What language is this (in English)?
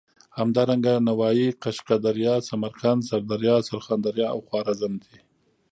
Pashto